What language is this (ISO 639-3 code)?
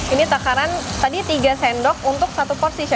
ind